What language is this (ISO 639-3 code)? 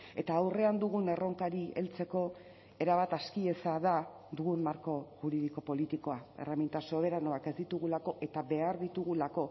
eus